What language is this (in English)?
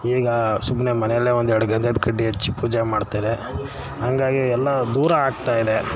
Kannada